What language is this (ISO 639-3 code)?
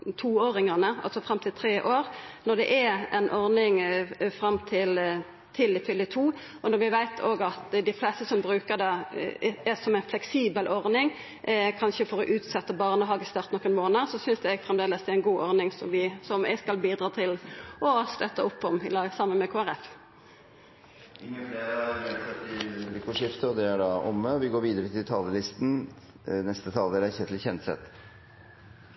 nor